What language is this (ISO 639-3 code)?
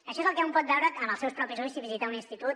cat